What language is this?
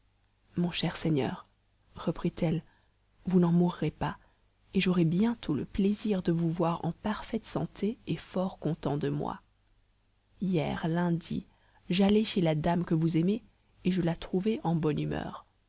French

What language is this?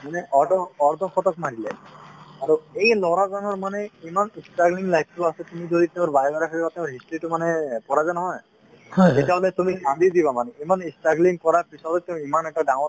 Assamese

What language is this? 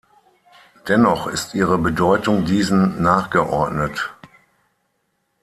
German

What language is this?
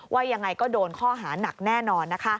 Thai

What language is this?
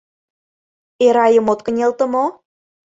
Mari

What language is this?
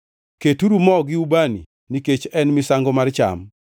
Luo (Kenya and Tanzania)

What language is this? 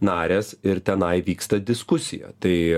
Lithuanian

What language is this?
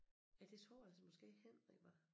Danish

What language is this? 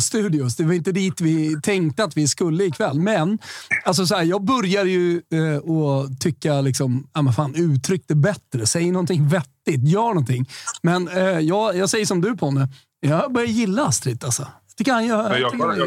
Swedish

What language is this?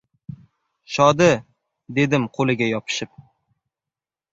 Uzbek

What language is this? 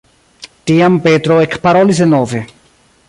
Esperanto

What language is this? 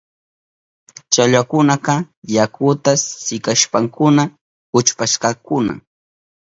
Southern Pastaza Quechua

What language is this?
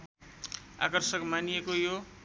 Nepali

